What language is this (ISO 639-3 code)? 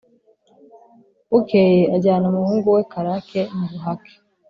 kin